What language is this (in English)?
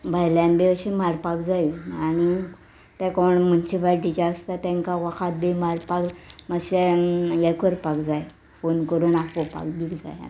Konkani